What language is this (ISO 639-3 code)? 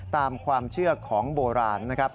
tha